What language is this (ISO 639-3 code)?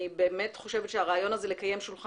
heb